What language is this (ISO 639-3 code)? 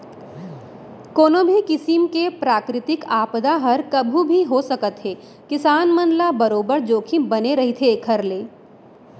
hne